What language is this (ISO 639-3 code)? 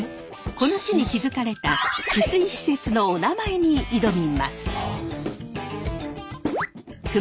jpn